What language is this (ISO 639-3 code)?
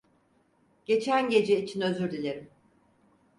tur